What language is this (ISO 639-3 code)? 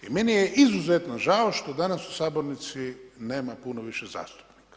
hrv